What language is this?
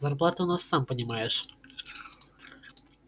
Russian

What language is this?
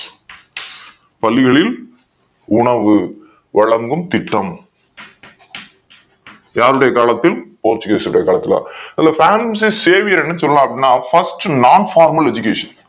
Tamil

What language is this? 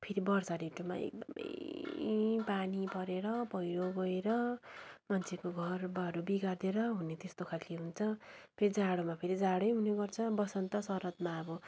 Nepali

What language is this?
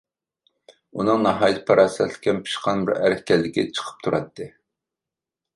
Uyghur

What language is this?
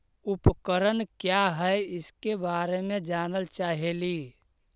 Magahi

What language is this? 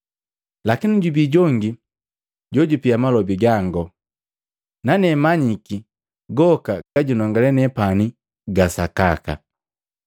Matengo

